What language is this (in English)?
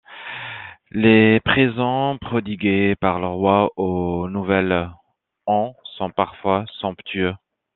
French